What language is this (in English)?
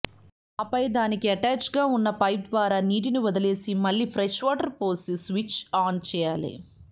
Telugu